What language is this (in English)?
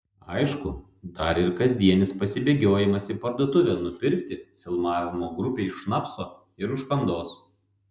Lithuanian